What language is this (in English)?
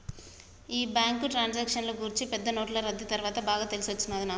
Telugu